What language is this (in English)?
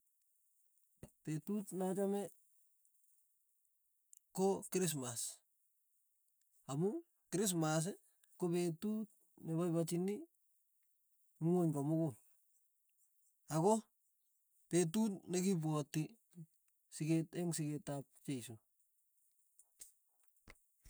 Tugen